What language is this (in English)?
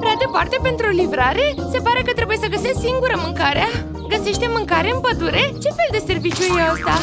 Romanian